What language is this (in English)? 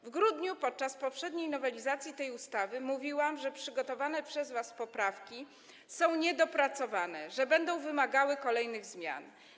Polish